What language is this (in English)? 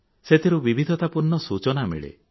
Odia